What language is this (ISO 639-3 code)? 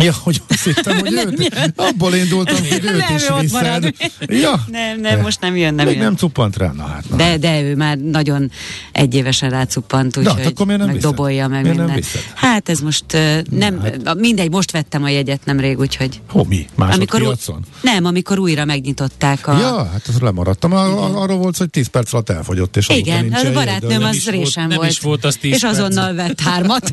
hun